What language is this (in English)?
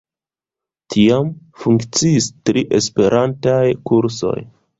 Esperanto